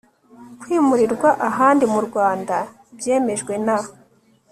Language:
Kinyarwanda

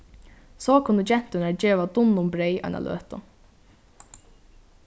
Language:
Faroese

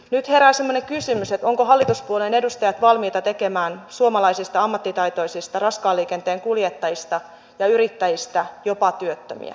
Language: Finnish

